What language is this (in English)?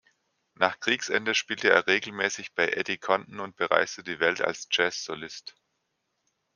German